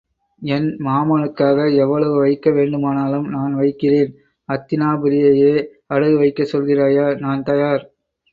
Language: Tamil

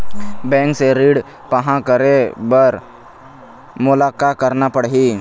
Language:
Chhattisgarhi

